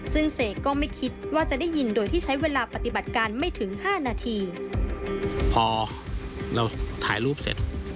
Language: Thai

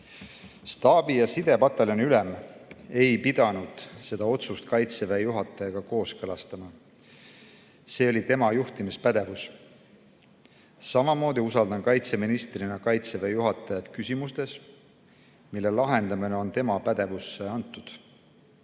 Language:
Estonian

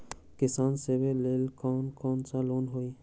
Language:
Magahi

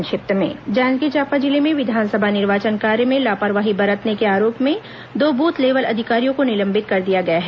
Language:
Hindi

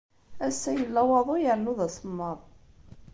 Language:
Kabyle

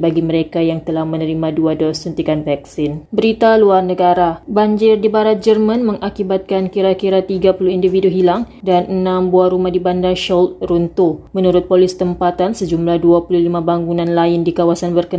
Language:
Malay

